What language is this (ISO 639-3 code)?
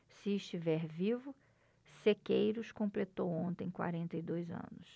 por